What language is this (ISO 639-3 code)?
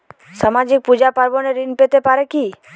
ben